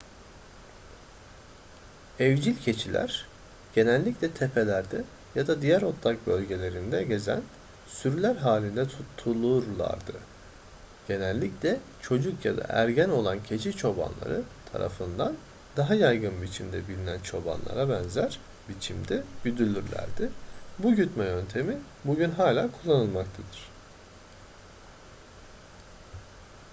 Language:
Turkish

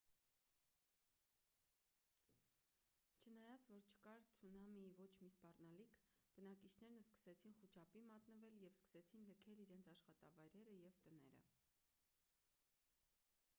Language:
Armenian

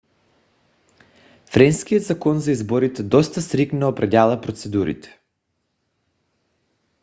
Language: Bulgarian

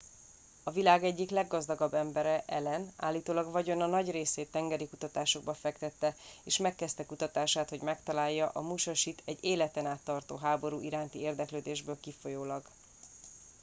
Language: Hungarian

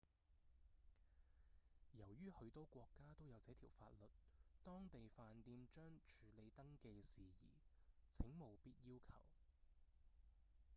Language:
Cantonese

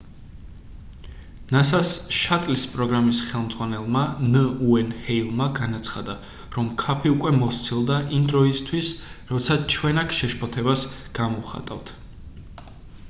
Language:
Georgian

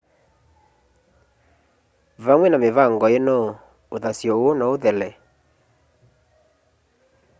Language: Kamba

